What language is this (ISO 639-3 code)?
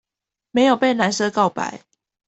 zho